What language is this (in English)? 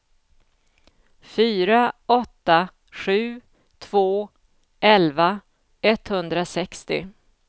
Swedish